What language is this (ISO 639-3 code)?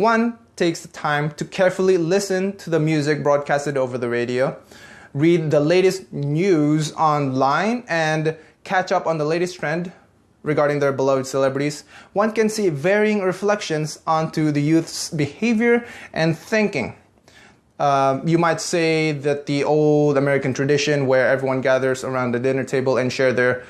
eng